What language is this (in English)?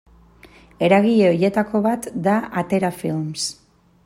Basque